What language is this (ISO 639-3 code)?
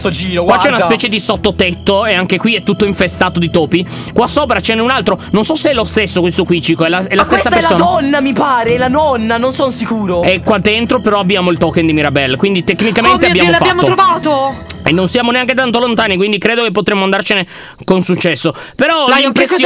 ita